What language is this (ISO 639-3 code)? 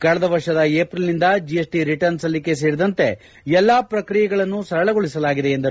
kan